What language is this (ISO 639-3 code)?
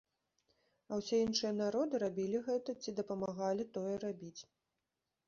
bel